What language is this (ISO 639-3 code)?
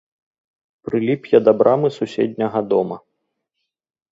bel